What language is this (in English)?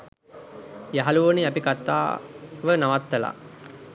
Sinhala